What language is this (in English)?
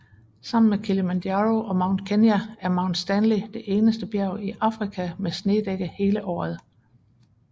Danish